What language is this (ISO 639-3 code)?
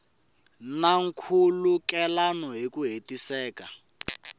tso